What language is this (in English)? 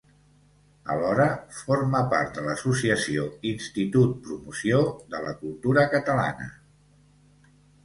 Catalan